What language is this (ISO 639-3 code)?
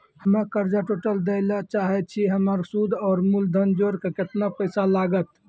mai